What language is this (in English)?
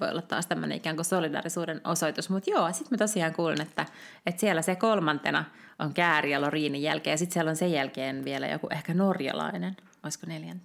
Finnish